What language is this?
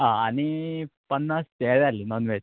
Konkani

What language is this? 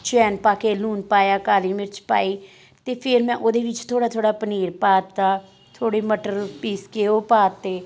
Punjabi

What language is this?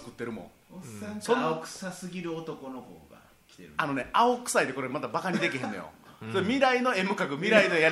Japanese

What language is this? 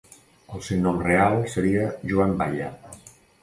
Catalan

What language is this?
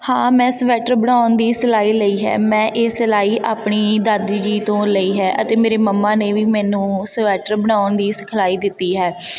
Punjabi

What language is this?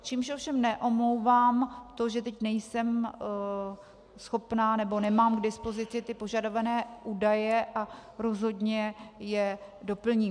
Czech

